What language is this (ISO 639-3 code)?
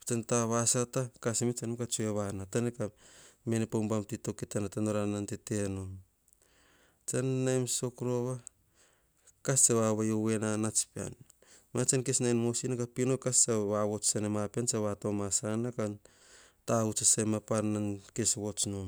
hah